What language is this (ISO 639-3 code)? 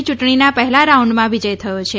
guj